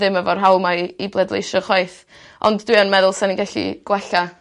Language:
Welsh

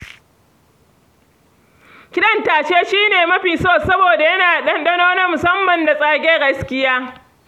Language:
Hausa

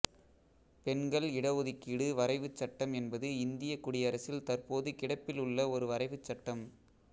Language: Tamil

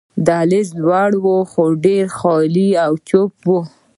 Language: Pashto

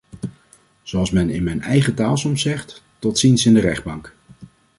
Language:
Dutch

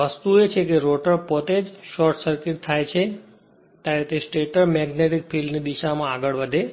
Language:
Gujarati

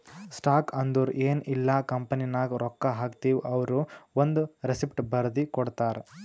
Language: Kannada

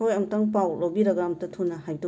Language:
Manipuri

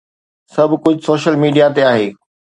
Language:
Sindhi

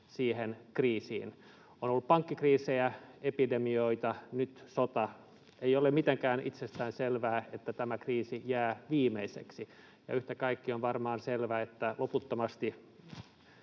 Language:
Finnish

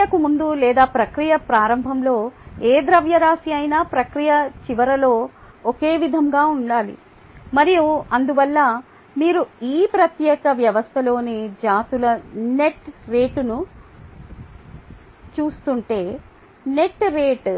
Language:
Telugu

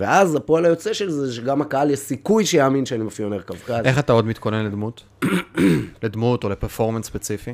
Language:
Hebrew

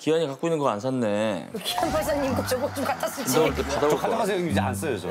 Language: Korean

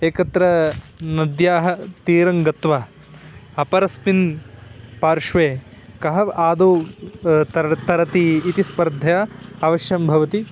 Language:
Sanskrit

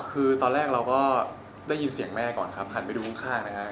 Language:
Thai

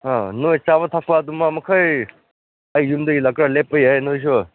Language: Manipuri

